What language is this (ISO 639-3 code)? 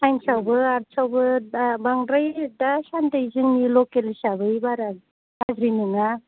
brx